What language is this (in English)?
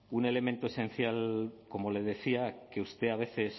Spanish